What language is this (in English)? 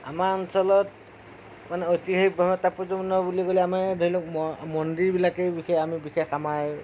Assamese